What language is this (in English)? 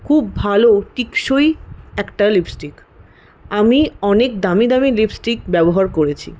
Bangla